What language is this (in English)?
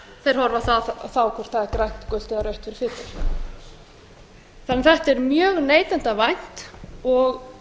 Icelandic